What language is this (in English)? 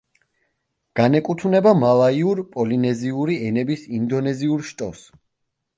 Georgian